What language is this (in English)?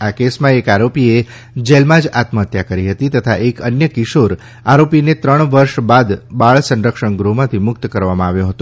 Gujarati